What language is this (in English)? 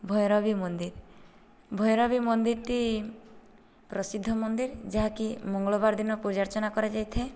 Odia